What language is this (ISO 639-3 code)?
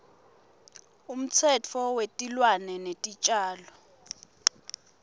ssw